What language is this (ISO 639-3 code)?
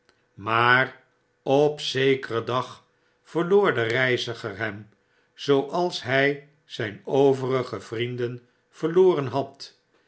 nld